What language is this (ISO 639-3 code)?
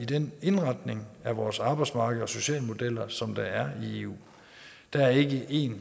dan